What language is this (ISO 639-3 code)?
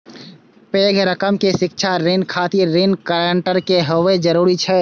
mai